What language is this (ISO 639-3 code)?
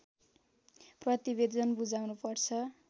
nep